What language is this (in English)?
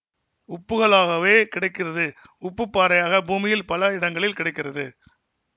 Tamil